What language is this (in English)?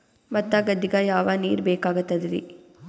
Kannada